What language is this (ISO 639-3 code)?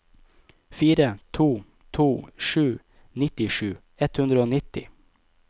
nor